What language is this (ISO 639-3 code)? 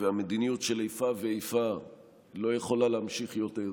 heb